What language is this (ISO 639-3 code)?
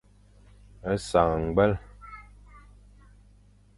fan